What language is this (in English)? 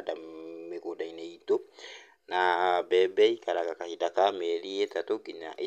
Kikuyu